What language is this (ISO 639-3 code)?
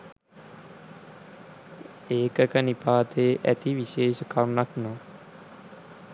sin